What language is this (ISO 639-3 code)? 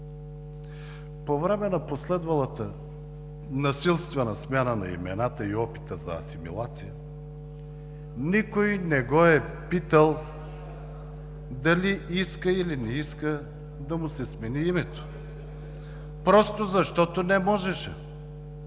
bul